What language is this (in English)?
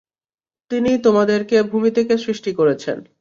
Bangla